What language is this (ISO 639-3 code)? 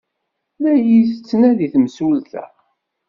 kab